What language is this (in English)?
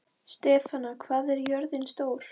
Icelandic